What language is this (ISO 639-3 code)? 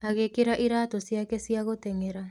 kik